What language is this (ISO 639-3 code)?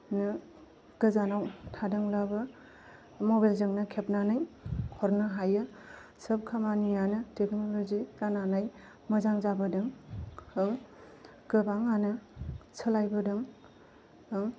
brx